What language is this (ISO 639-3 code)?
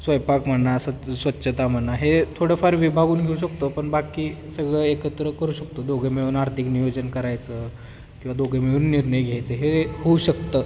mar